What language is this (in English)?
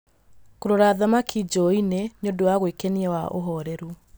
Kikuyu